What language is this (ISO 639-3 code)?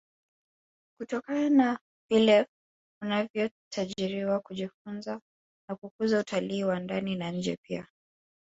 swa